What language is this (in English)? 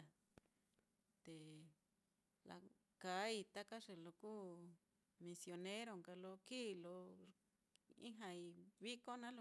Mitlatongo Mixtec